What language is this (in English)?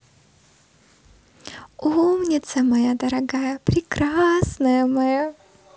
Russian